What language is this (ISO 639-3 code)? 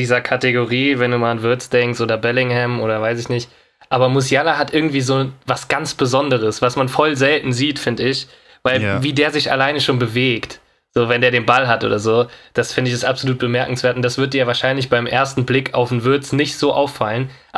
deu